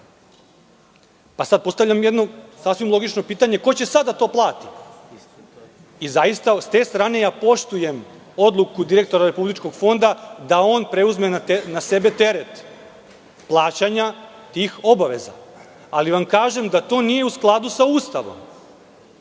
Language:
Serbian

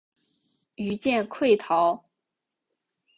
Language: Chinese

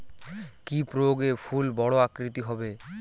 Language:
Bangla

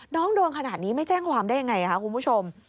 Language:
Thai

